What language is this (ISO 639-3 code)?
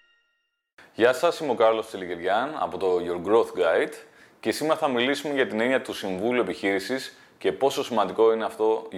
ell